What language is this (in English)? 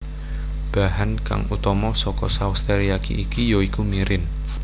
Javanese